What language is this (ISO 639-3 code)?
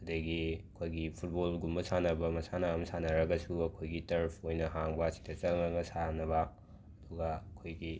mni